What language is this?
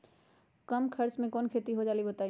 Magahi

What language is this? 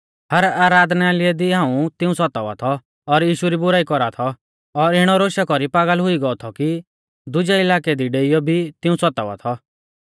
Mahasu Pahari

